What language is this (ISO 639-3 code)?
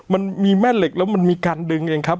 tha